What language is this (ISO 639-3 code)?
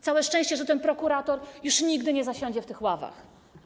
pol